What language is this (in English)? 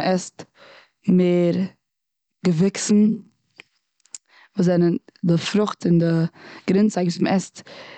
Yiddish